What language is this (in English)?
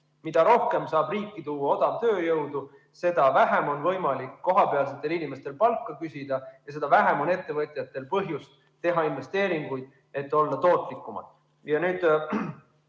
Estonian